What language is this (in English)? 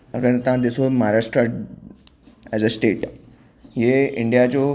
Sindhi